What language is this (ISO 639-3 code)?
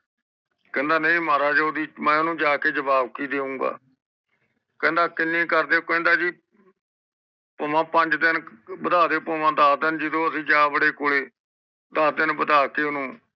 pan